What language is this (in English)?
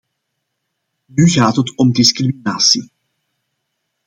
Dutch